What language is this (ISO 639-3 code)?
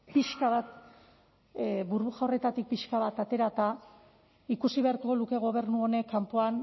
eus